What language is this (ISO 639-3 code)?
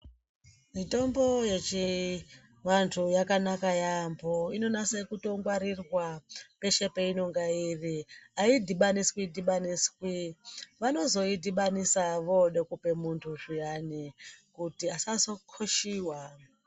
ndc